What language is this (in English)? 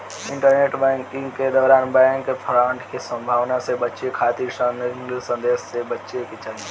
Bhojpuri